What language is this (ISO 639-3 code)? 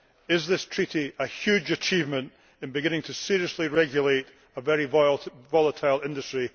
eng